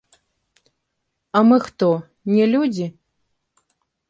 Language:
Belarusian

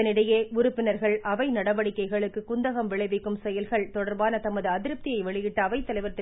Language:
Tamil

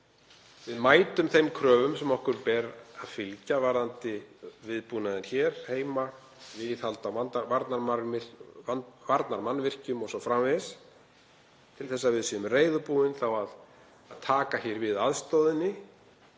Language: Icelandic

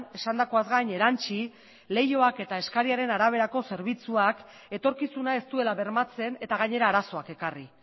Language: Basque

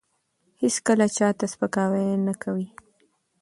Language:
Pashto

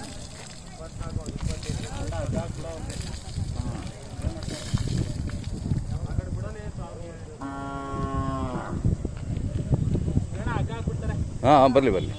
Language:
Kannada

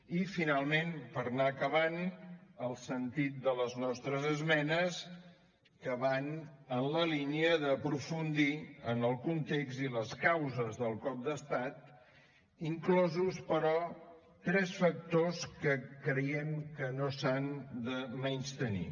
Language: Catalan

